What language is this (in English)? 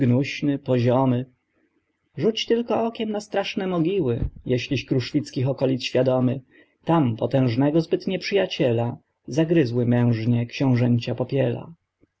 Polish